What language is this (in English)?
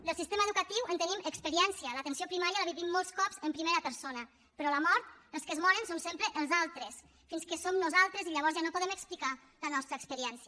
Catalan